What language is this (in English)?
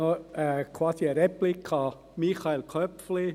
Swiss German